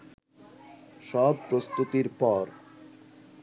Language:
Bangla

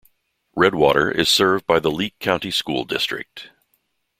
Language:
English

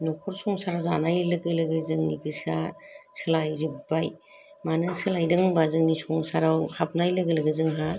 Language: Bodo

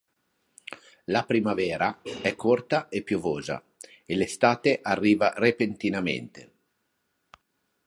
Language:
Italian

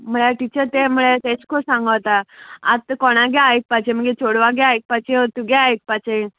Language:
Konkani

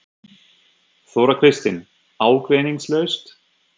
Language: Icelandic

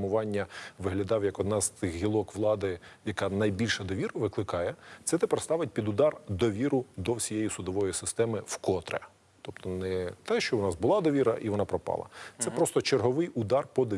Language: Ukrainian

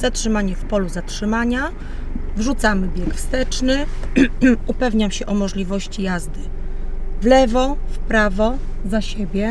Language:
Polish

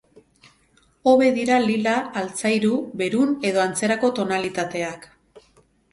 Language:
Basque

